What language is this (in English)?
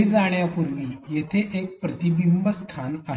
Marathi